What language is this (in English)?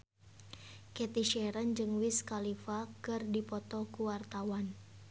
Sundanese